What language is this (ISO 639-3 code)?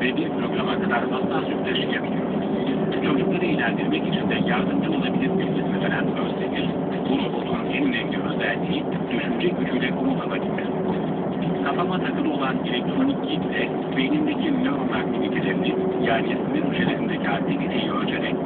tur